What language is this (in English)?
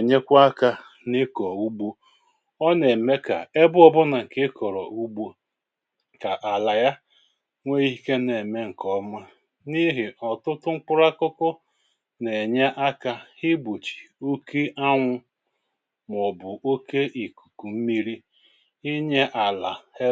Igbo